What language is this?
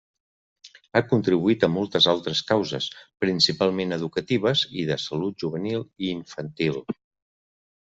Catalan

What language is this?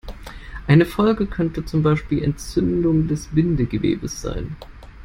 German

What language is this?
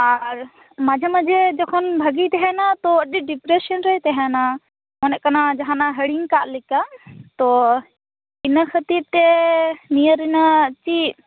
Santali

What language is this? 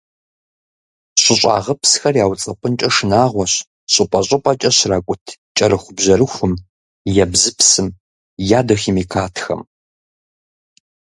Kabardian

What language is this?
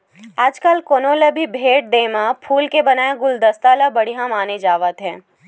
Chhattisgarhi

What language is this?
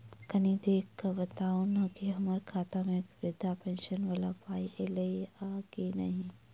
Maithili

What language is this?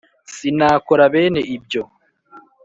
Kinyarwanda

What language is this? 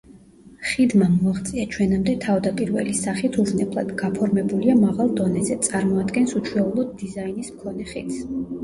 Georgian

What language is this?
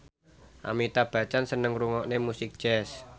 Javanese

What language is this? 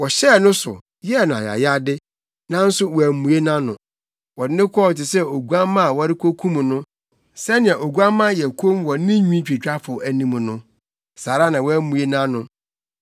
Akan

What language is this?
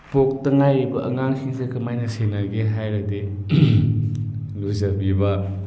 Manipuri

